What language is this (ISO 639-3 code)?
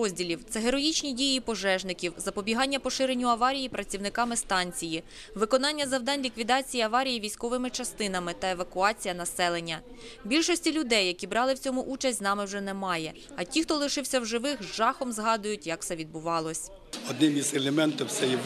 ukr